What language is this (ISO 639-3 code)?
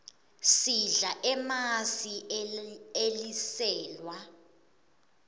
ssw